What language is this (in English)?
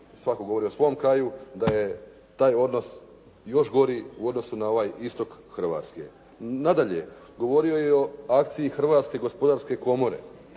Croatian